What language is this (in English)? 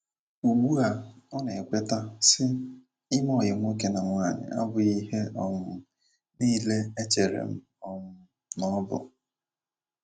Igbo